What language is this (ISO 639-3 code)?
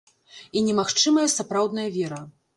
bel